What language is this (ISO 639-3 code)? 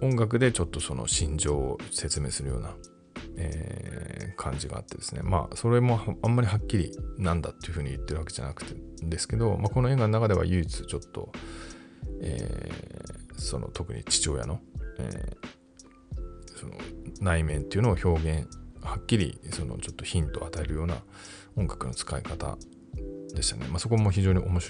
jpn